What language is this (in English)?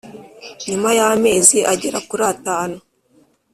Kinyarwanda